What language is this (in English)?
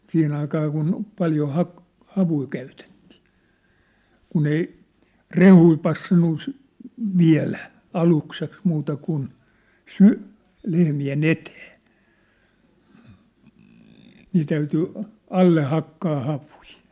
Finnish